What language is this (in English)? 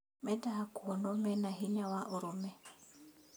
Kikuyu